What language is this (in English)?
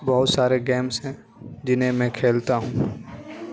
Urdu